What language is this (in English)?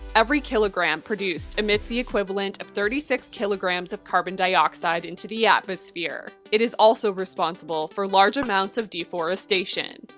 English